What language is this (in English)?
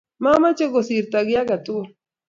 Kalenjin